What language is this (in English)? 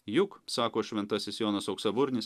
Lithuanian